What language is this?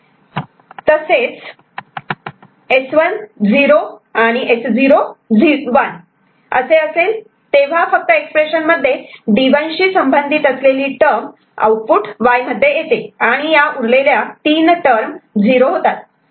Marathi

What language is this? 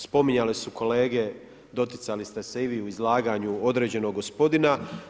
Croatian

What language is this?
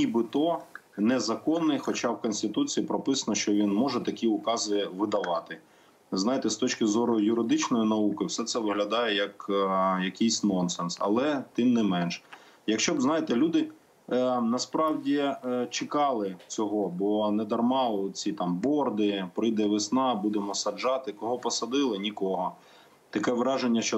Ukrainian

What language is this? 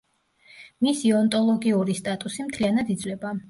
Georgian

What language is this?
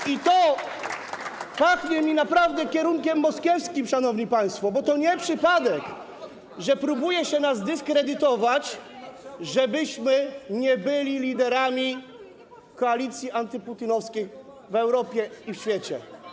Polish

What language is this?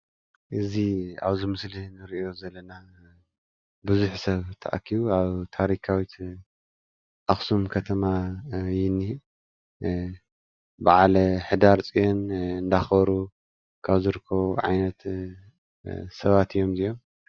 Tigrinya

